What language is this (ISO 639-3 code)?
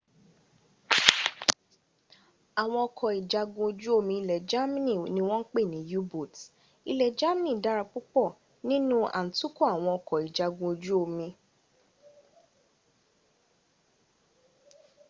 yor